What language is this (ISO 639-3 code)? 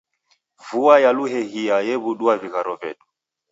dav